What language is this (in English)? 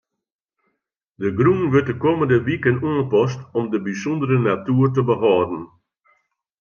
Western Frisian